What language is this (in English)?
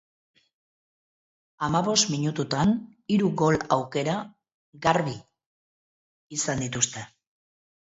Basque